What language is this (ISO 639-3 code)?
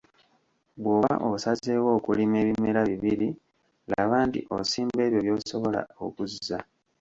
lug